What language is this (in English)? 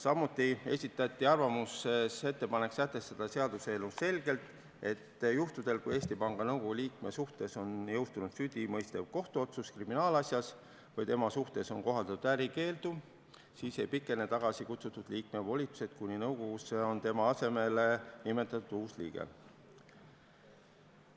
Estonian